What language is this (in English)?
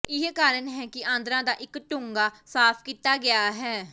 Punjabi